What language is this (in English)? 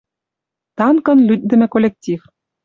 Western Mari